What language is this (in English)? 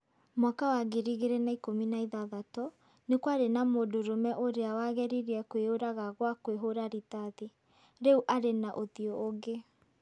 Kikuyu